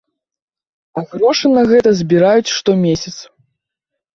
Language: Belarusian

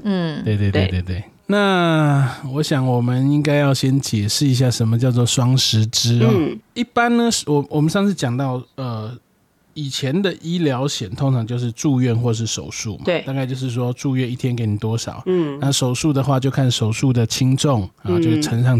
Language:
Chinese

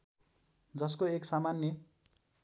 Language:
Nepali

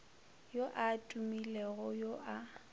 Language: Northern Sotho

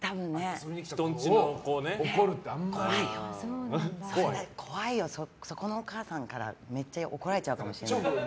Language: Japanese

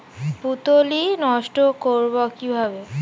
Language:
Bangla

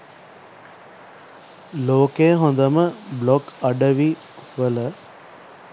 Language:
Sinhala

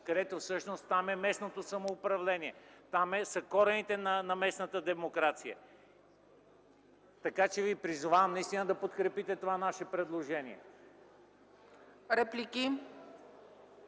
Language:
Bulgarian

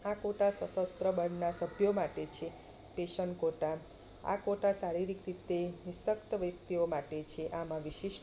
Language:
Gujarati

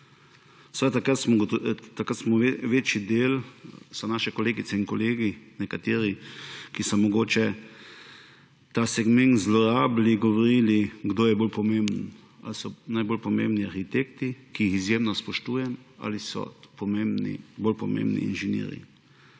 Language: Slovenian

